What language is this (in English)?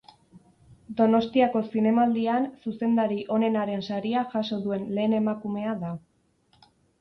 Basque